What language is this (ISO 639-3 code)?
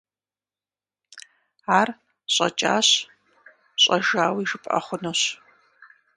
kbd